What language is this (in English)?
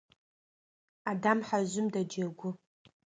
Adyghe